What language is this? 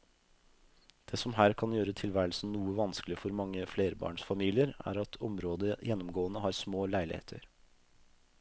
Norwegian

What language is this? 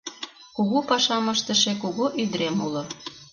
Mari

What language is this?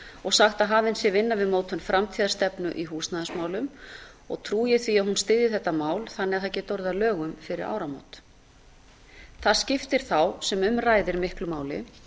Icelandic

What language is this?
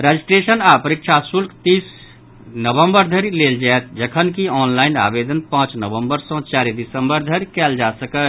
Maithili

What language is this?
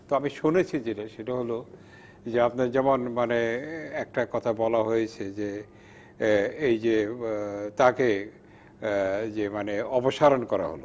Bangla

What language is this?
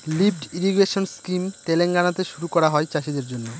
Bangla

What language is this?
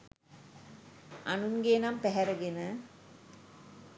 Sinhala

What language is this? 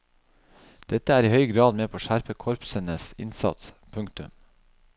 Norwegian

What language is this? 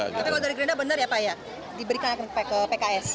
Indonesian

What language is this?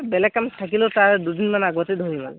Assamese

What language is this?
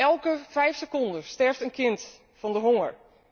Dutch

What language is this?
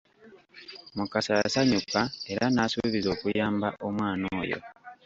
Ganda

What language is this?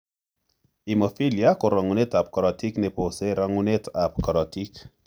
Kalenjin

